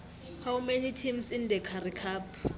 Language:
South Ndebele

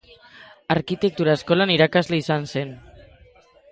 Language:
Basque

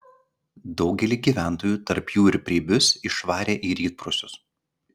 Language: Lithuanian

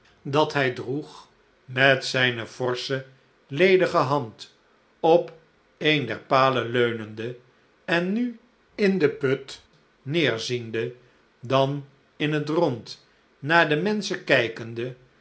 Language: Dutch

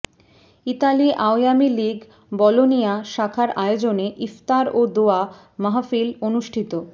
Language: Bangla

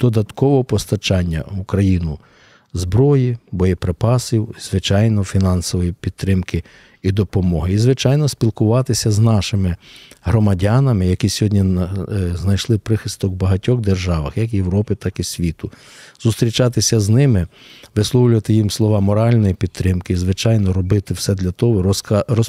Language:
Ukrainian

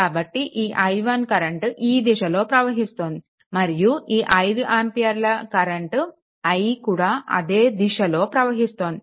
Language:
Telugu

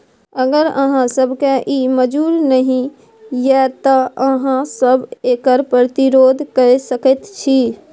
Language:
Maithili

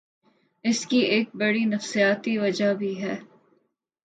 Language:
Urdu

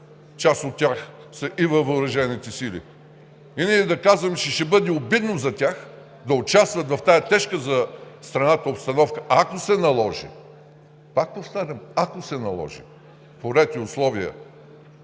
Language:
Bulgarian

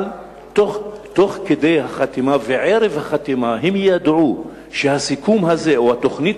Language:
Hebrew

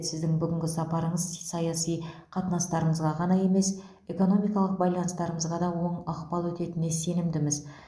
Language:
Kazakh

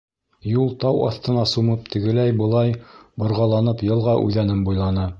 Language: Bashkir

